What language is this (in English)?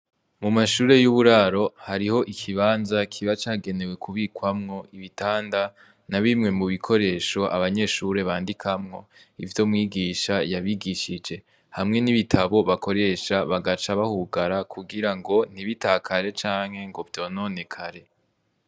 Rundi